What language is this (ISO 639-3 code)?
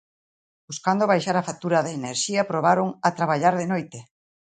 glg